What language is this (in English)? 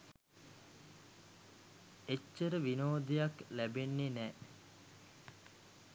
Sinhala